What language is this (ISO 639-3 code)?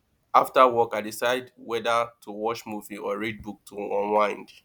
pcm